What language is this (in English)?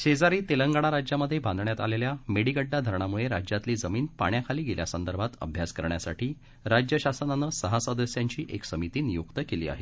Marathi